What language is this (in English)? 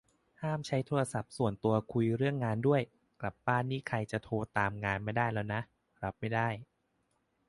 Thai